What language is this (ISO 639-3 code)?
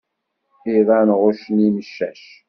kab